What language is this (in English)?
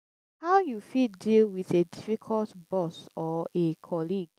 Nigerian Pidgin